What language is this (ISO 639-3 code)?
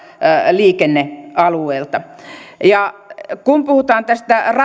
fin